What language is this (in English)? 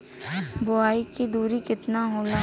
Bhojpuri